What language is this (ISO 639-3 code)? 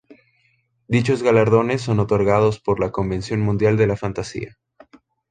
spa